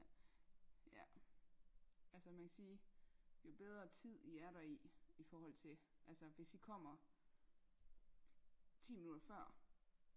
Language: Danish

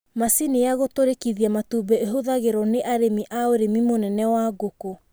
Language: Kikuyu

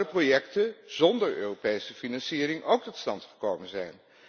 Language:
Dutch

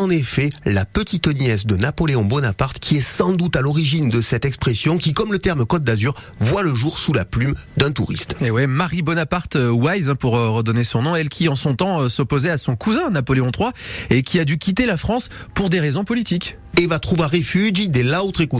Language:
French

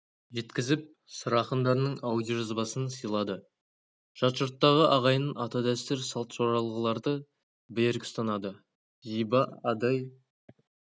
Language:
Kazakh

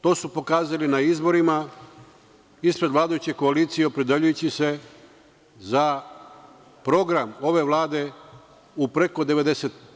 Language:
Serbian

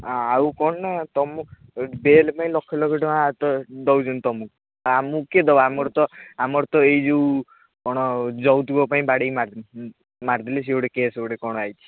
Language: Odia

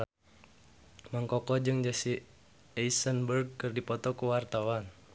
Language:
Sundanese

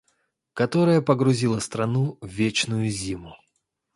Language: Russian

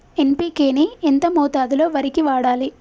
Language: Telugu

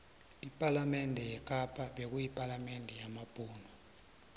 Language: South Ndebele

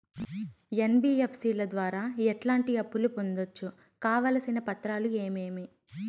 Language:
Telugu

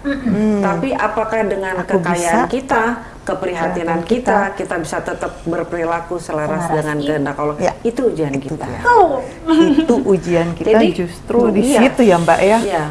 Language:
Indonesian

